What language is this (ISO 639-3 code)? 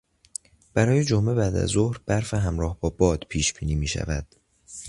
fas